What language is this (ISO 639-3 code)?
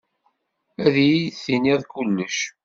kab